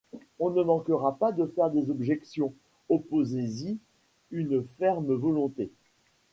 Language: French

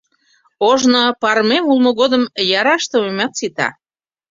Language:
Mari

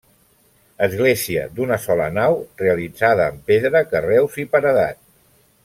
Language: Catalan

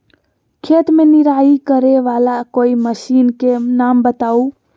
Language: Magahi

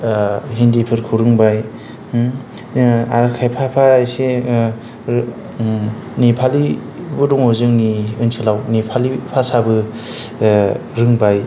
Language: Bodo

